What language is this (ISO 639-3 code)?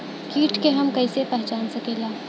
bho